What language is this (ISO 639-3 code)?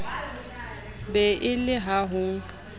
sot